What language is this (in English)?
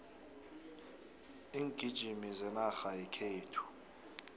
South Ndebele